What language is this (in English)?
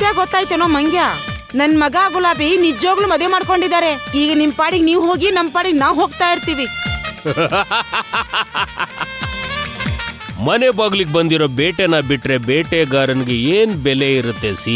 Kannada